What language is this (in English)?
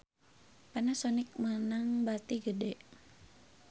Sundanese